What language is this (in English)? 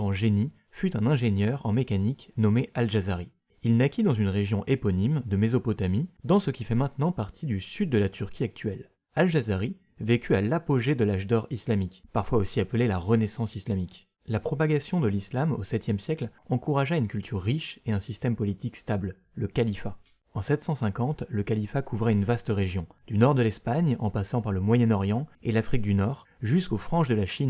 French